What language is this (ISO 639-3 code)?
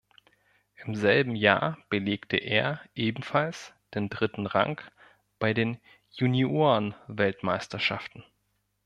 deu